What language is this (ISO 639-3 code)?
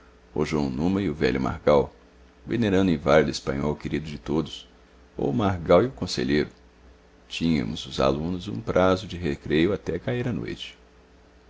por